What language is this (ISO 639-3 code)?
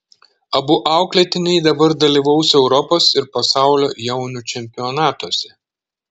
lit